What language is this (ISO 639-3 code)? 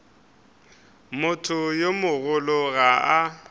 nso